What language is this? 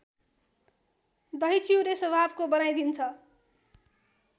Nepali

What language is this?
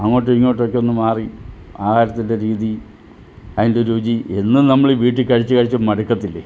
Malayalam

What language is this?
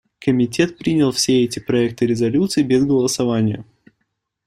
Russian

